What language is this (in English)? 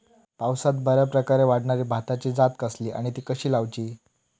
Marathi